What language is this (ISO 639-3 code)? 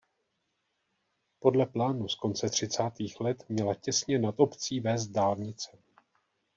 ces